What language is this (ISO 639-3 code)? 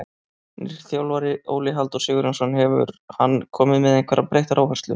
isl